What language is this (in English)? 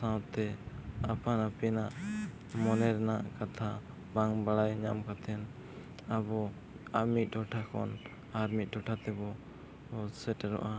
Santali